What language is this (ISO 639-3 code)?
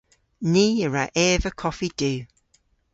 cor